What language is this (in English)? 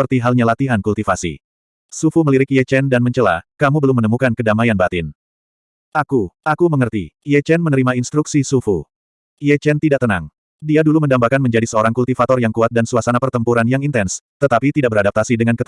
Indonesian